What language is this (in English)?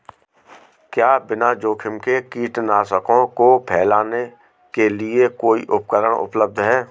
Hindi